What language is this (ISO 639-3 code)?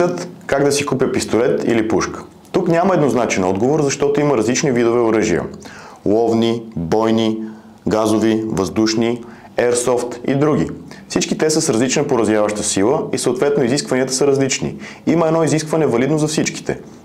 bul